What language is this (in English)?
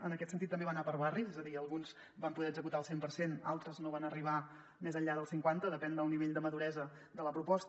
Catalan